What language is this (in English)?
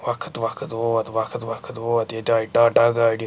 Kashmiri